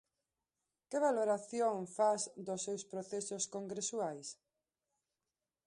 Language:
Galician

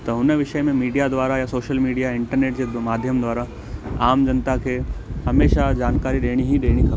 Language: Sindhi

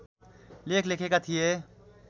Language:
Nepali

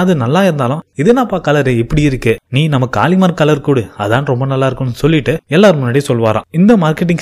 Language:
Tamil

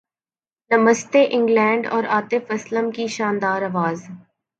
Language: Urdu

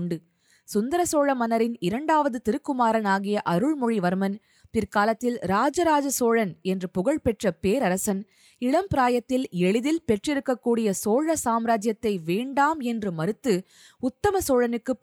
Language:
Tamil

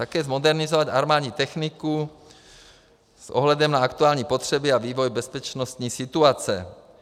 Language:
Czech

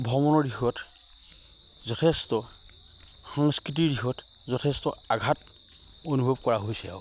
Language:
Assamese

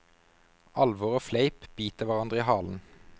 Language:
Norwegian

